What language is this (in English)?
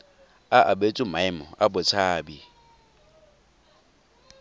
Tswana